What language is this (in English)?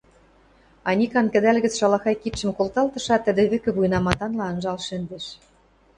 Western Mari